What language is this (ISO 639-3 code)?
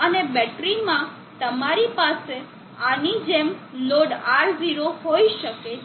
guj